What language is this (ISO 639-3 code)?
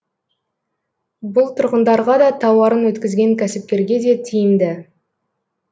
kaz